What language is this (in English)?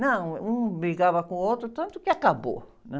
Portuguese